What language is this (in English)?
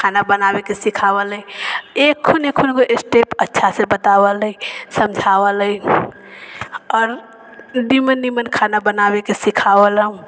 Maithili